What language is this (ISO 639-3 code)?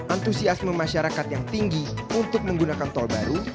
ind